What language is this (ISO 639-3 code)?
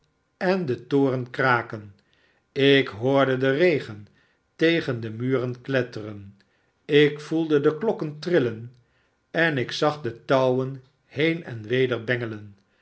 nld